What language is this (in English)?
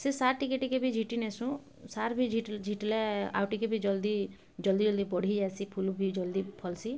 Odia